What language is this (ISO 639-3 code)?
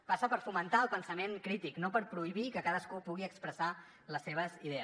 cat